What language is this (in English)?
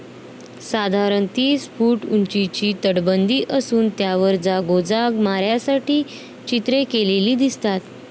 Marathi